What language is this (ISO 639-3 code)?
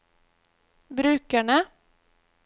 nor